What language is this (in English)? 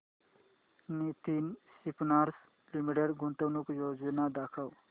Marathi